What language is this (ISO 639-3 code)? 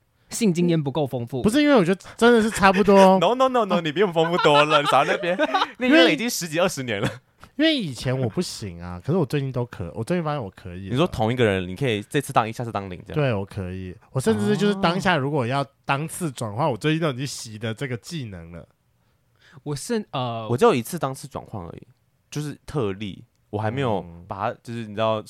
zho